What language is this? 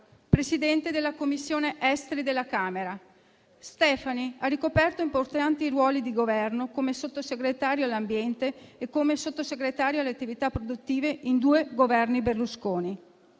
Italian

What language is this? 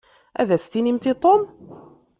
Kabyle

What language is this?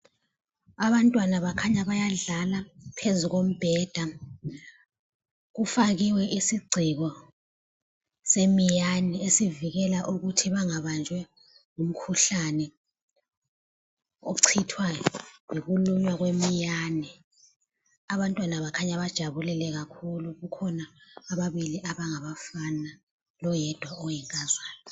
North Ndebele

